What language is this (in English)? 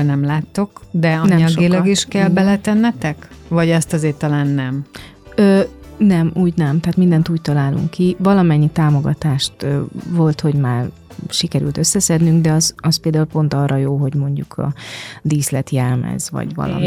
Hungarian